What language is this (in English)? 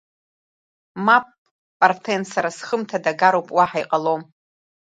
Abkhazian